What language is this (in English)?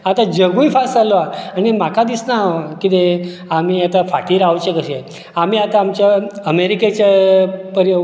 Konkani